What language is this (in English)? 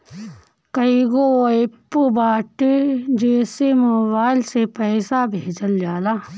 Bhojpuri